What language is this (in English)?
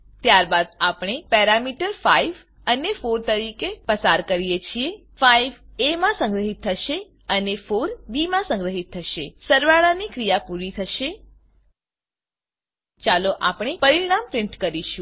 Gujarati